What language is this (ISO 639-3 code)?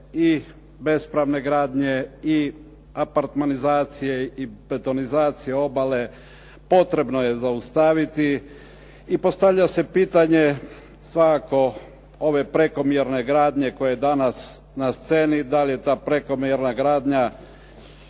hrv